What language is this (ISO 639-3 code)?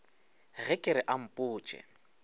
nso